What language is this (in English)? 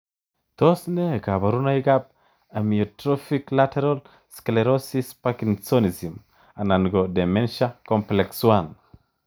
Kalenjin